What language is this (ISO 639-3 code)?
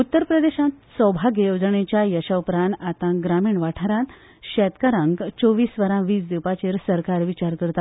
kok